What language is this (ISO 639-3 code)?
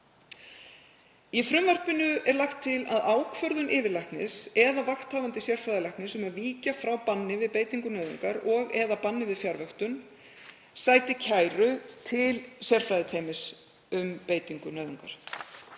isl